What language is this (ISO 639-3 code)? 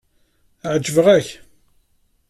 kab